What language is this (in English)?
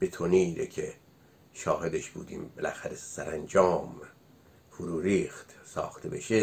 Persian